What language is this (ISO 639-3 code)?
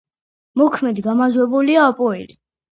kat